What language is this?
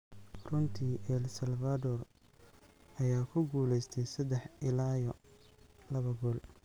Somali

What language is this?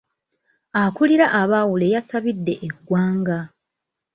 Ganda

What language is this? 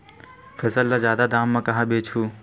Chhattisgarhi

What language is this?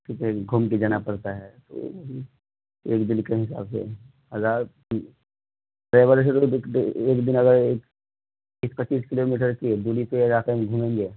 Urdu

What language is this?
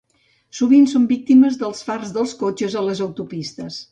Catalan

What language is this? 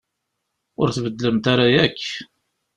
Kabyle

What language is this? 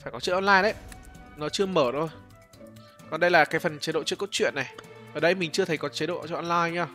Vietnamese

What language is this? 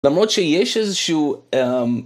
Hebrew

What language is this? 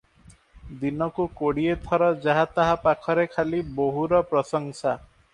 Odia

